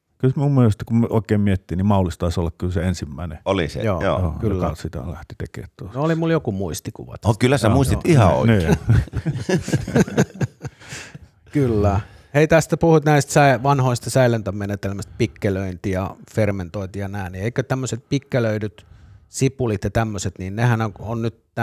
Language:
Finnish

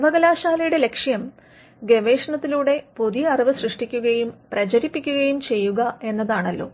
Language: Malayalam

